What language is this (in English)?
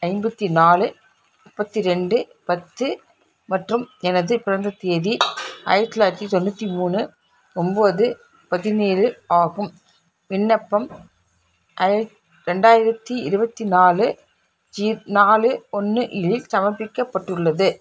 Tamil